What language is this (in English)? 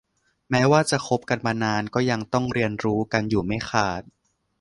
Thai